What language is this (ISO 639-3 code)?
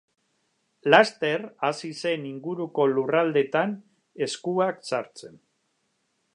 eus